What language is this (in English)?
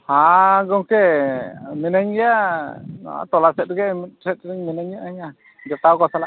Santali